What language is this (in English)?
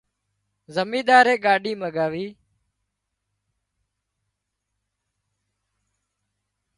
Wadiyara Koli